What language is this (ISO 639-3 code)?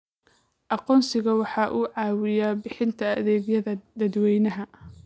som